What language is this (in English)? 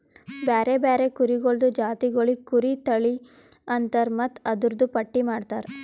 Kannada